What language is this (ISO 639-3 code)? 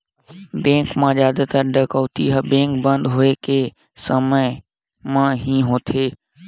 hne